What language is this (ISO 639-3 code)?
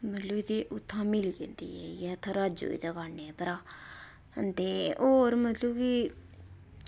doi